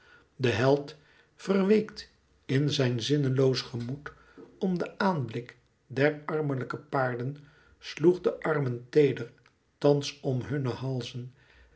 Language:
Dutch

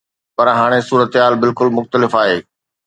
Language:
Sindhi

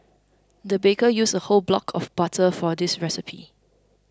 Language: English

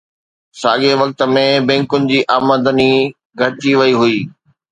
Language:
Sindhi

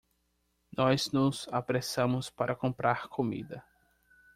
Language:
Portuguese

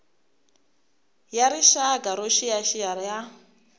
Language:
Tsonga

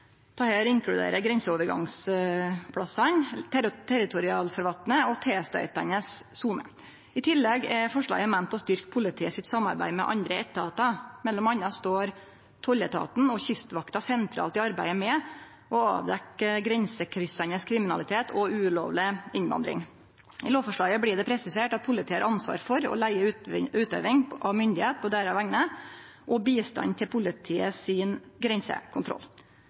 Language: Norwegian Nynorsk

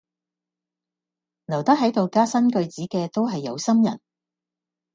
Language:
Cantonese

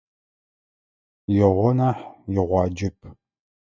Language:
Adyghe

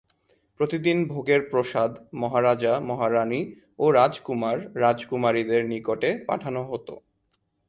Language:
Bangla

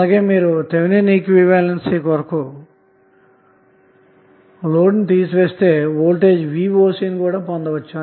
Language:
Telugu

